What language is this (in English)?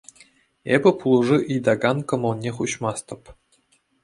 Chuvash